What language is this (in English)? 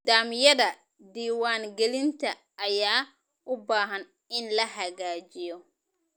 Somali